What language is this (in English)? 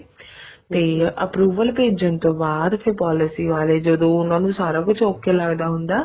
Punjabi